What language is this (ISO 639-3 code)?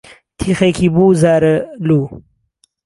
ckb